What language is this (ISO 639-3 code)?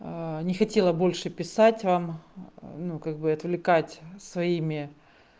rus